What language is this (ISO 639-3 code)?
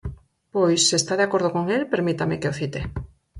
glg